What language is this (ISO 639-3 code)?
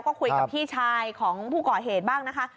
tha